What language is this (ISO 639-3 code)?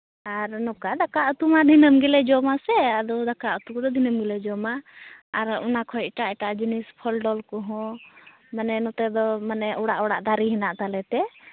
sat